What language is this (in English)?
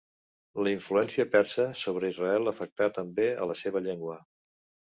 Catalan